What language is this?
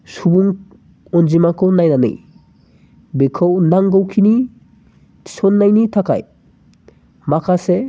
Bodo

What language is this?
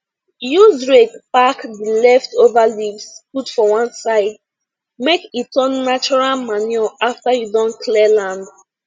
Nigerian Pidgin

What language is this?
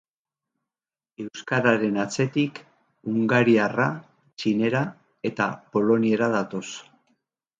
Basque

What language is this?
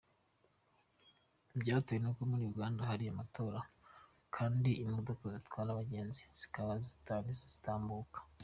Kinyarwanda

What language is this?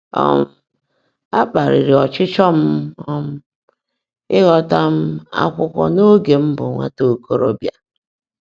Igbo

